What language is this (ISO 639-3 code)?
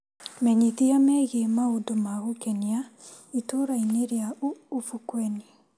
kik